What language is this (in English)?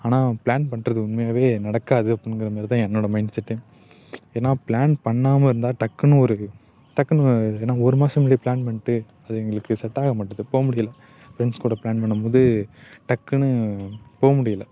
Tamil